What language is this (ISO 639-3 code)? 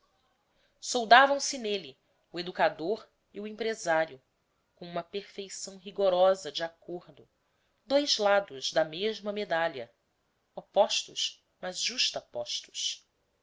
por